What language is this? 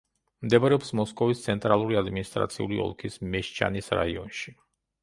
Georgian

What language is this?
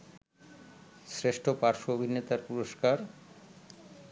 Bangla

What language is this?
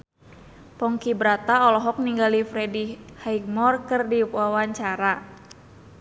Sundanese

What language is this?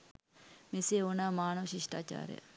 Sinhala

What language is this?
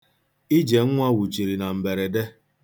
Igbo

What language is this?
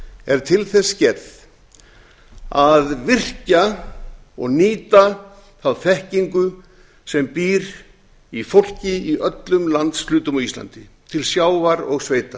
Icelandic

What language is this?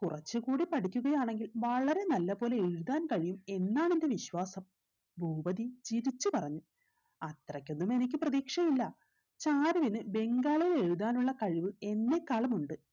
Malayalam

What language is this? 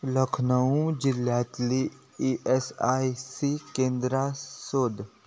Konkani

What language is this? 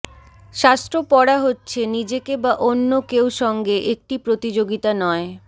Bangla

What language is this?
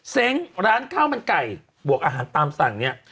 Thai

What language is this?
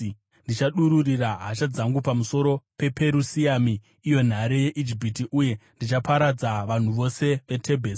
Shona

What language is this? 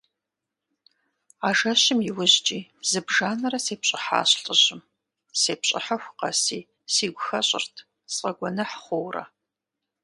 Kabardian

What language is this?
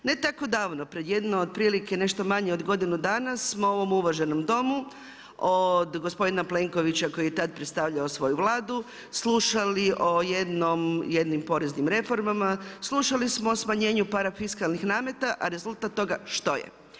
Croatian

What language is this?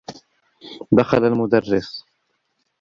Arabic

